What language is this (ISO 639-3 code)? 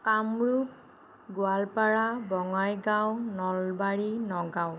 asm